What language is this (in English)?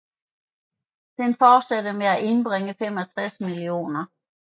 Danish